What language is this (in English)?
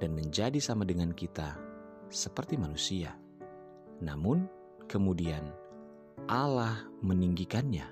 Indonesian